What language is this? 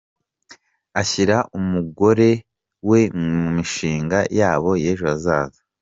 Kinyarwanda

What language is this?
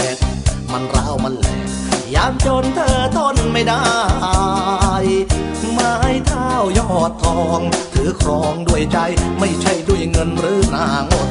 Thai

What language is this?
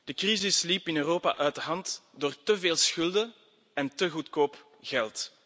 Dutch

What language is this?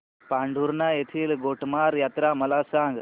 Marathi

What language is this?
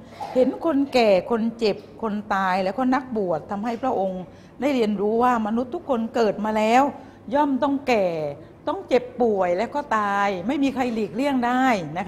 Thai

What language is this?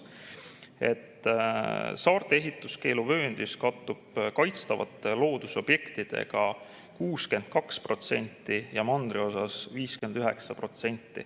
Estonian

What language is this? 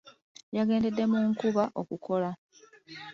Ganda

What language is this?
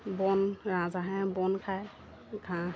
Assamese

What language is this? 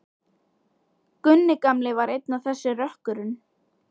Icelandic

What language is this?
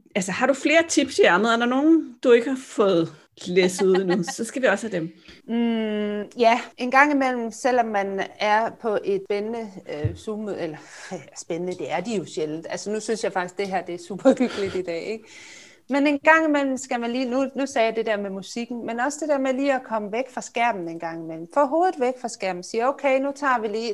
Danish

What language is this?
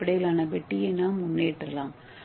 Tamil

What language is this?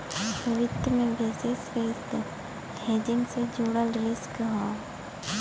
Bhojpuri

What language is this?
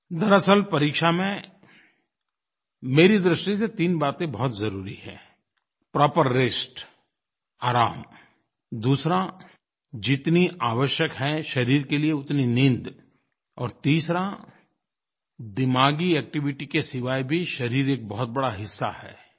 Hindi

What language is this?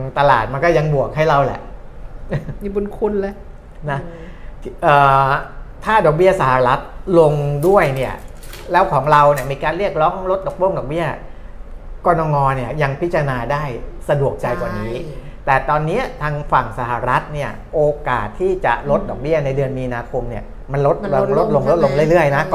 Thai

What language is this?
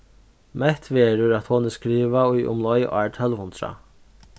Faroese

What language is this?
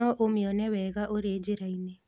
Kikuyu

